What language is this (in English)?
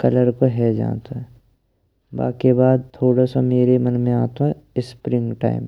Braj